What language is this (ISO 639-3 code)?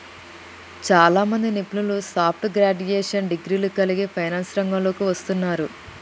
tel